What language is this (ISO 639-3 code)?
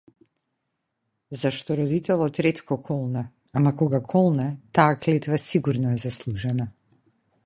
mkd